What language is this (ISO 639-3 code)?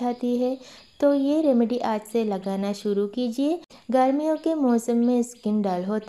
hin